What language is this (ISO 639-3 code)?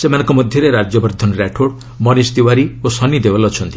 ori